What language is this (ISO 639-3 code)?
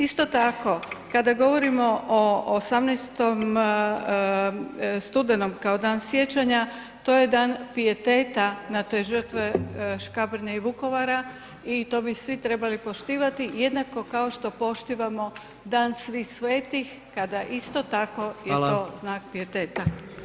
hrv